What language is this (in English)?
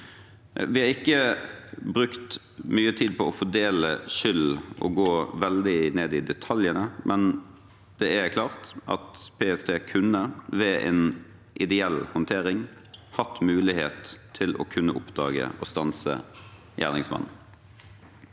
Norwegian